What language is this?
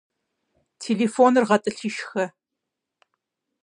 Kabardian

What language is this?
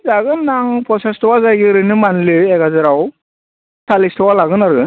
Bodo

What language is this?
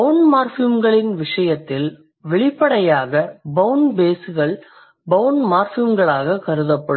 Tamil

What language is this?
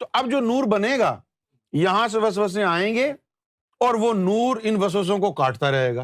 Urdu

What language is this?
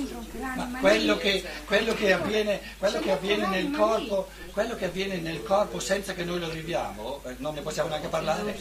Italian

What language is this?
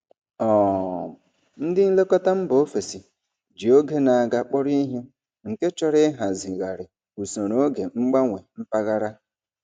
Igbo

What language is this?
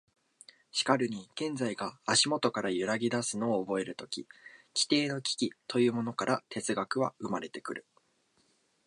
Japanese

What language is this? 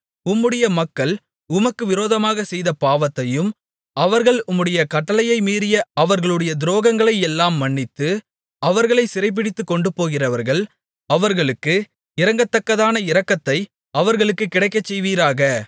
Tamil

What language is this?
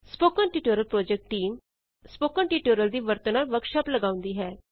Punjabi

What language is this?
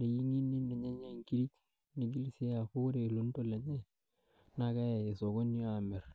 Masai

